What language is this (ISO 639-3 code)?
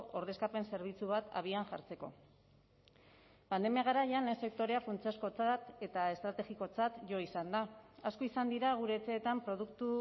eus